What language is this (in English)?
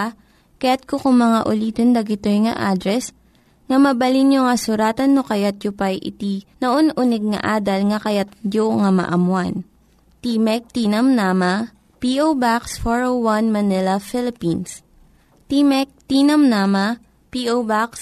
Filipino